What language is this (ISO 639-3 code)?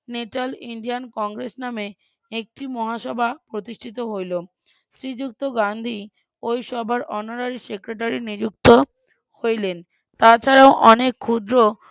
ben